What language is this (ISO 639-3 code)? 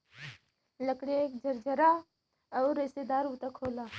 bho